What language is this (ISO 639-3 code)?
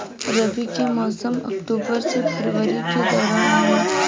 bho